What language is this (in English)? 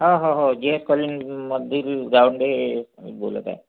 Marathi